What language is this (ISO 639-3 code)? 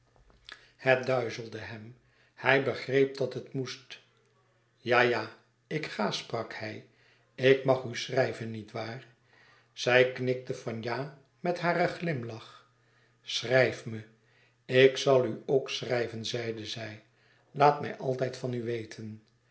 nld